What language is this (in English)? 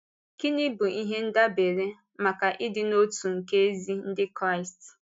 Igbo